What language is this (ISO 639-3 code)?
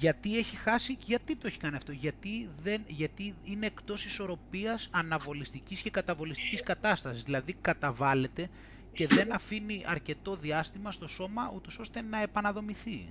ell